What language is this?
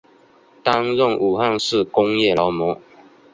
Chinese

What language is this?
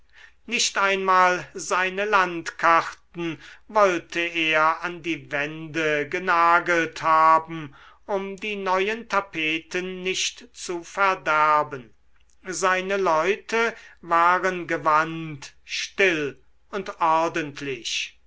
German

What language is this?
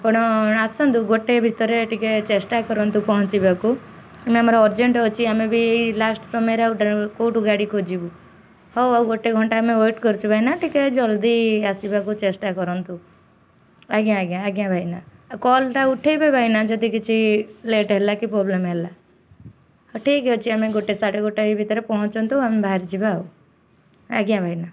Odia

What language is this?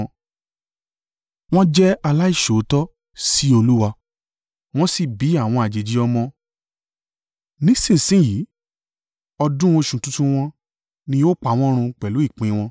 Yoruba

